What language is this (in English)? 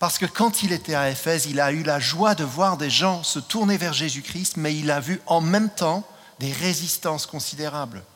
French